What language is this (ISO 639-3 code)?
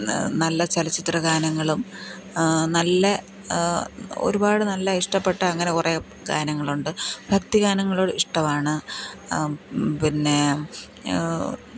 mal